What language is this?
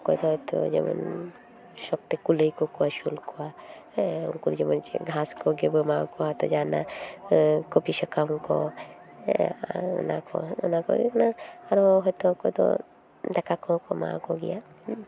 Santali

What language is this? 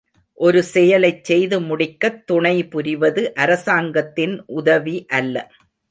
Tamil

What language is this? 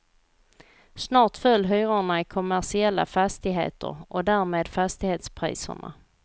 Swedish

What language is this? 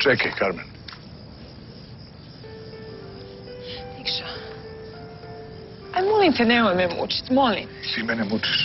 Latvian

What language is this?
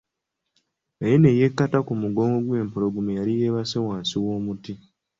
Ganda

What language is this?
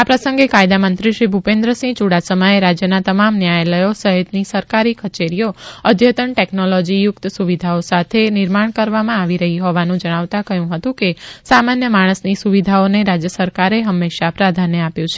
Gujarati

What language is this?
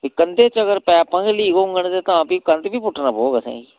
Dogri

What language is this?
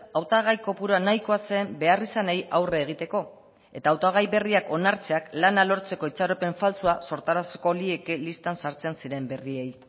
Basque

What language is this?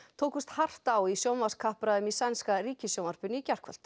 Icelandic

